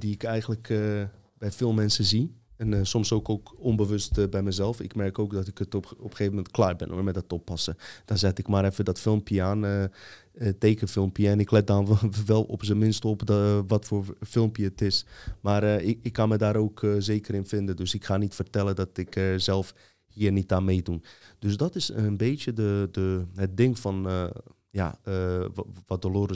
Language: Dutch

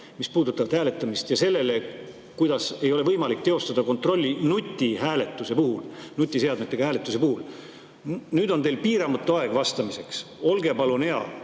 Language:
Estonian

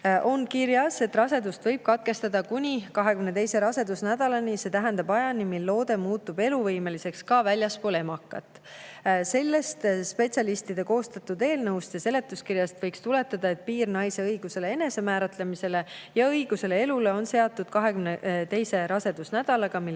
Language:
Estonian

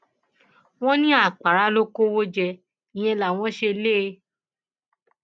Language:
Yoruba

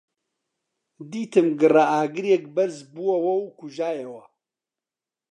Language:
Central Kurdish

